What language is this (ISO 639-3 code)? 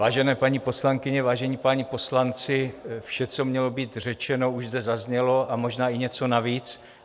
ces